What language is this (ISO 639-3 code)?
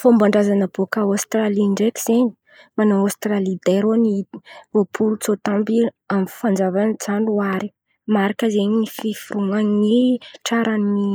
xmv